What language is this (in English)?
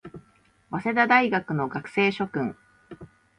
Japanese